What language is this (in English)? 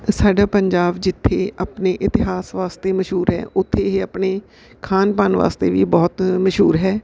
Punjabi